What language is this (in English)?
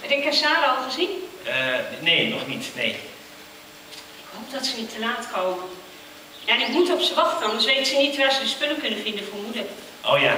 Dutch